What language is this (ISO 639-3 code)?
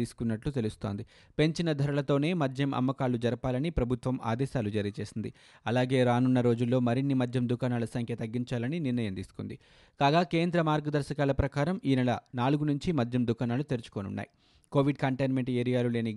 tel